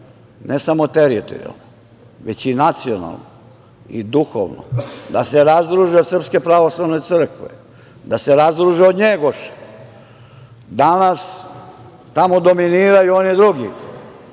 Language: Serbian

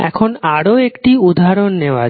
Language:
Bangla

